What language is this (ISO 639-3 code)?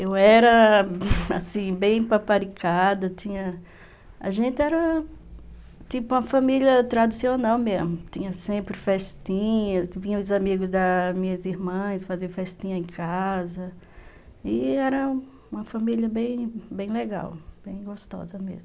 por